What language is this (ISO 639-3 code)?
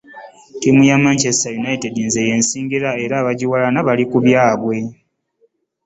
lug